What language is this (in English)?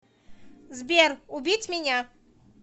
Russian